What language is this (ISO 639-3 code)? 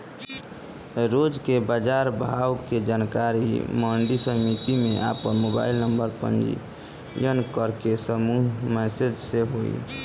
bho